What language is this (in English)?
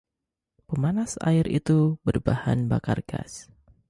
Indonesian